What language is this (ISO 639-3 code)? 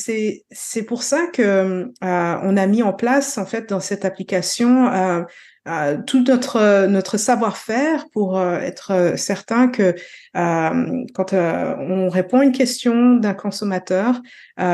fra